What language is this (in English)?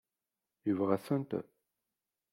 Kabyle